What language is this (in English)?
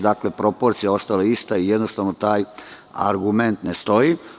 Serbian